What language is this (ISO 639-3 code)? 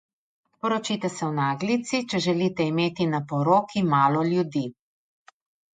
slv